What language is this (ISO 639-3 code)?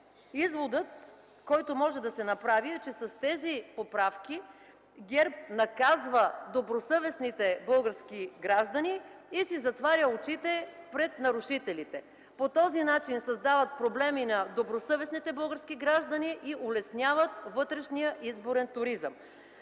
bul